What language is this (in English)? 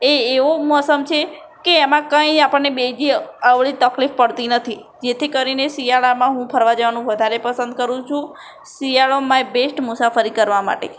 Gujarati